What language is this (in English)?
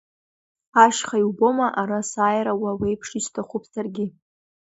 Abkhazian